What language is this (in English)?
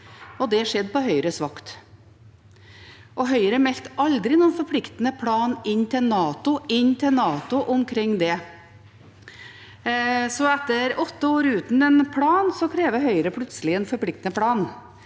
Norwegian